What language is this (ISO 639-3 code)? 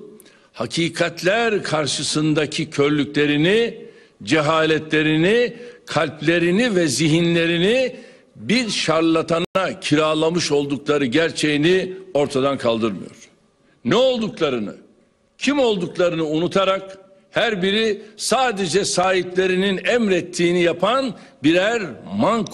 tur